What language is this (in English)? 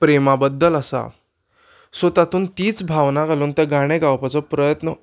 Konkani